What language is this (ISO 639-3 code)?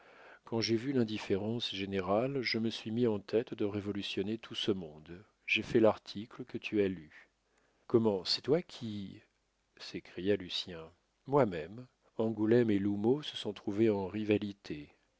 fra